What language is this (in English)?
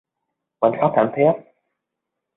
Vietnamese